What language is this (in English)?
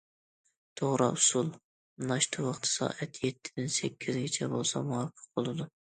Uyghur